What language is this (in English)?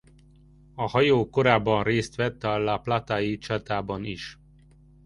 Hungarian